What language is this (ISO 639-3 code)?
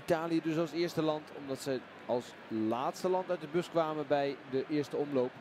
nld